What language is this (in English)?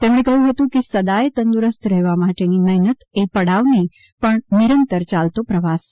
Gujarati